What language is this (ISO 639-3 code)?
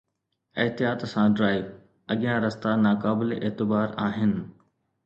snd